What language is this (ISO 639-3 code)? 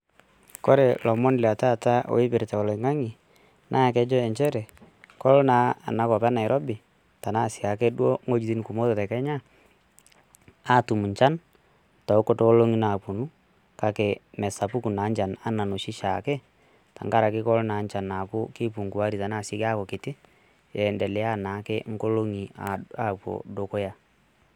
mas